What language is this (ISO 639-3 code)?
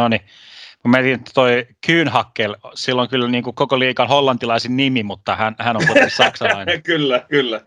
fin